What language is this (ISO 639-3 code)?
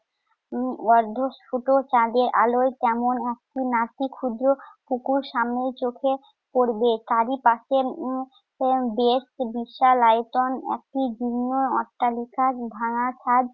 ben